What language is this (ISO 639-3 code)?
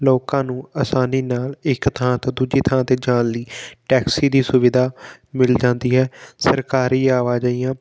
pan